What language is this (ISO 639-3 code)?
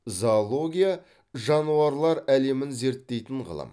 kaz